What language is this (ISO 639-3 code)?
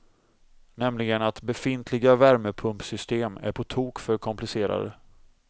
swe